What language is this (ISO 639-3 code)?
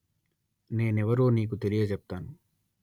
tel